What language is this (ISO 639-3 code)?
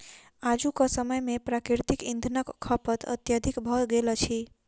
mai